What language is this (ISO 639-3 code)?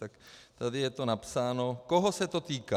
ces